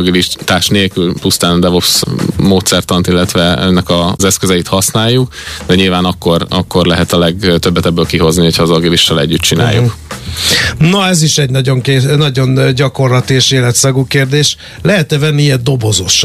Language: Hungarian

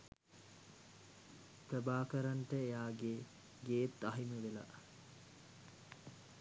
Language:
Sinhala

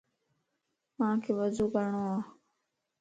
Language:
Lasi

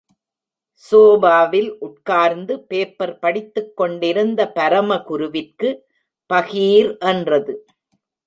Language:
Tamil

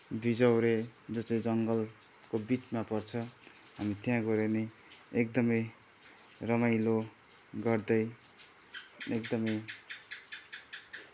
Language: Nepali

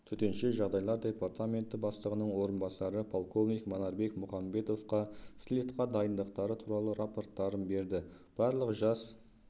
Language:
Kazakh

